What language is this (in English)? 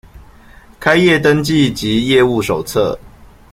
Chinese